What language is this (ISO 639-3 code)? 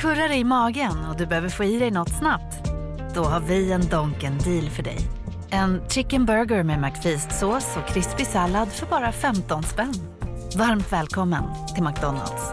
swe